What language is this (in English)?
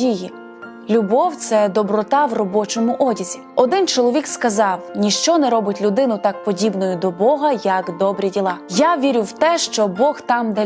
Ukrainian